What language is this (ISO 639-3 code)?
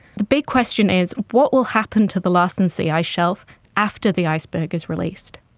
eng